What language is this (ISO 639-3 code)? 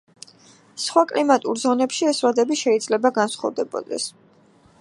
kat